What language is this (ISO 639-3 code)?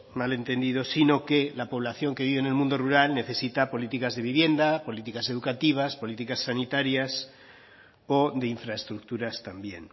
spa